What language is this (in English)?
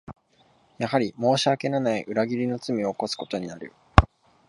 Japanese